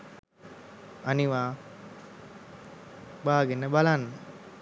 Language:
Sinhala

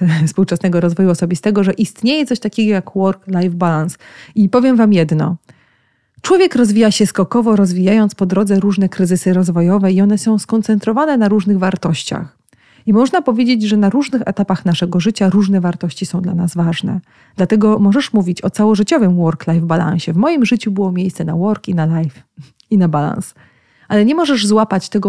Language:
Polish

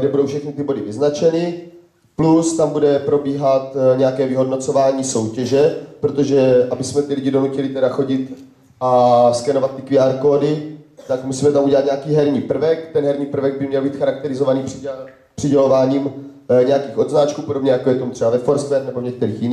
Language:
Czech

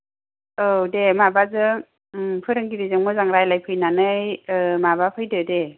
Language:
Bodo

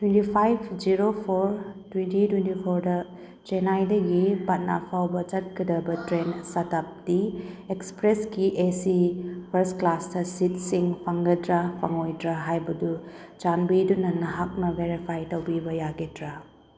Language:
Manipuri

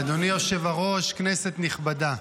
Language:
Hebrew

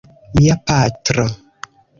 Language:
Esperanto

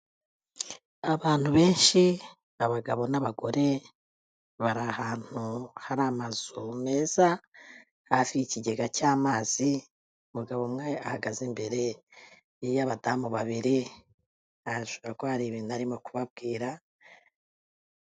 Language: Kinyarwanda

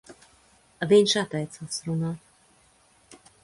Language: Latvian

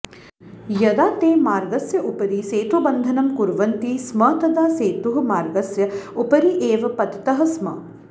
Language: Sanskrit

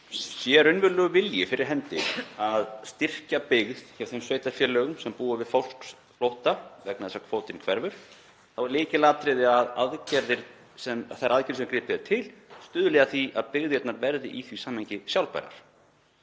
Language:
Icelandic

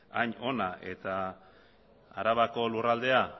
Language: Basque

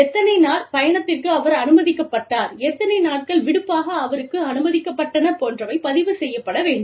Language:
Tamil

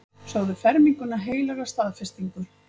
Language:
Icelandic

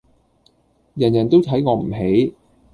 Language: Cantonese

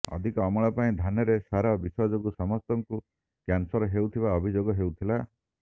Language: Odia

